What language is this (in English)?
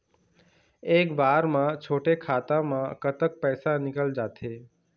Chhattisgarhi